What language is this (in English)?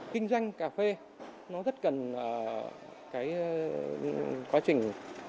Vietnamese